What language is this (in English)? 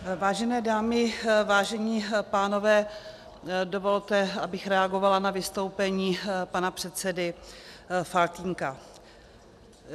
Czech